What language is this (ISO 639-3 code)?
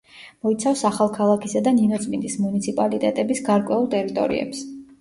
kat